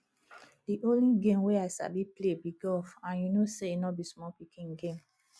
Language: Nigerian Pidgin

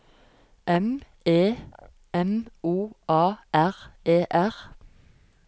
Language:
Norwegian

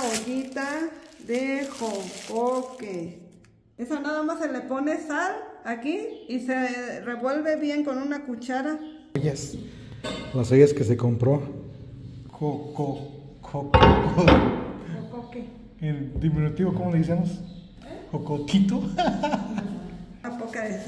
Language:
Spanish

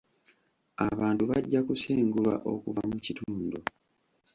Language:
Ganda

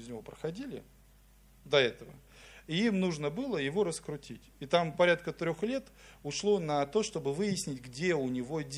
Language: Russian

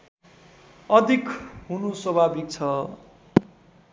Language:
Nepali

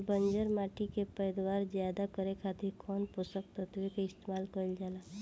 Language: Bhojpuri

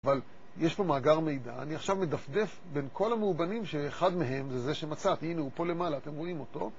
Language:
Hebrew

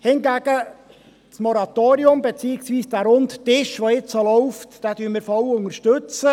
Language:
Swiss German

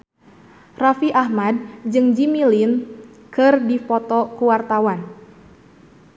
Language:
Sundanese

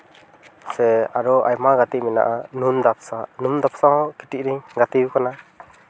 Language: Santali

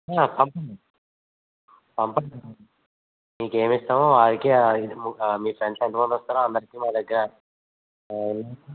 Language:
Telugu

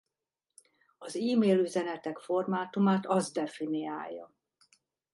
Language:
Hungarian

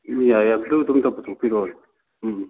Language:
Manipuri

